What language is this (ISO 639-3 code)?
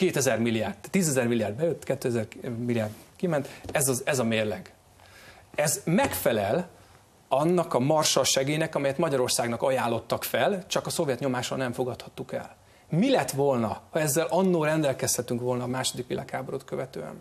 hun